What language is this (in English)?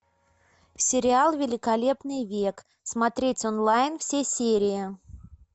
Russian